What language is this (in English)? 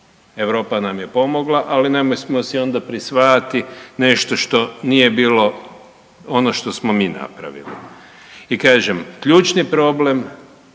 Croatian